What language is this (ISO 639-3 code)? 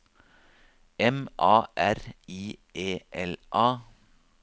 nor